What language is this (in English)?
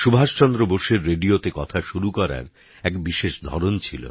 Bangla